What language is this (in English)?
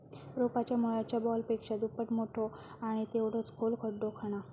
Marathi